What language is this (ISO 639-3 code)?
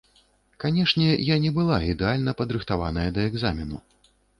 bel